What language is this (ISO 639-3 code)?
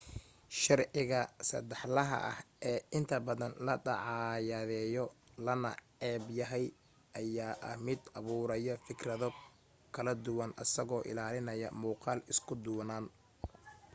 som